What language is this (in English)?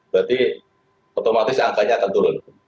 Indonesian